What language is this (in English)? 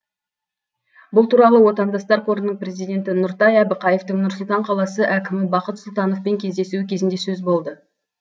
Kazakh